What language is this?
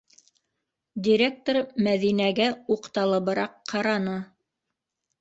Bashkir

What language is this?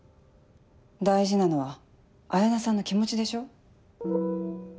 Japanese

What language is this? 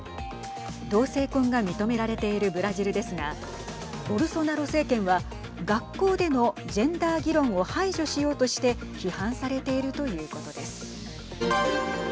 Japanese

